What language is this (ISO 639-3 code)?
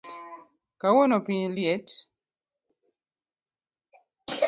luo